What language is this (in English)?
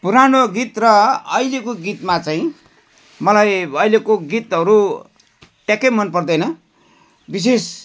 Nepali